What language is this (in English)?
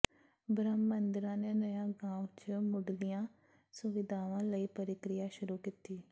Punjabi